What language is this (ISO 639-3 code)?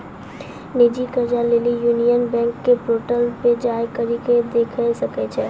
mai